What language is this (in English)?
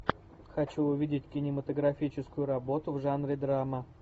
Russian